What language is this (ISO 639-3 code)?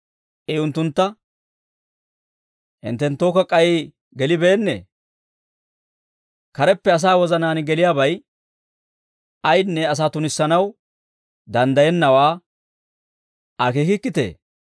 dwr